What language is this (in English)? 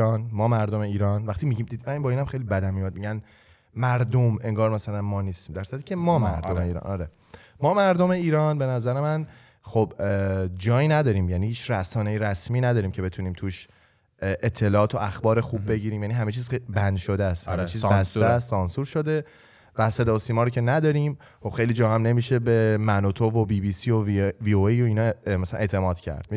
Persian